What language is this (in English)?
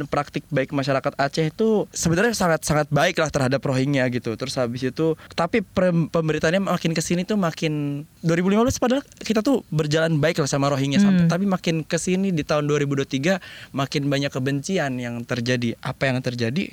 Indonesian